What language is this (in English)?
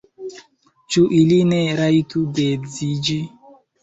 Esperanto